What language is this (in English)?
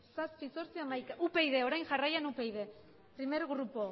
Basque